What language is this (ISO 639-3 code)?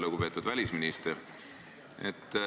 est